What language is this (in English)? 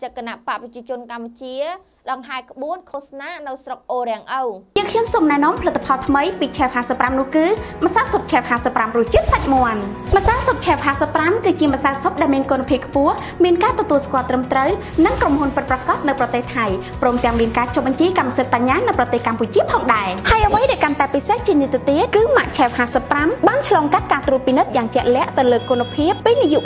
Thai